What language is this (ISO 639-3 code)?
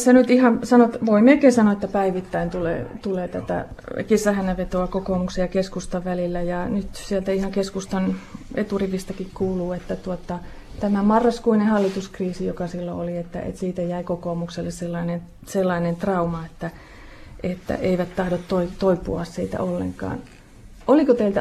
fin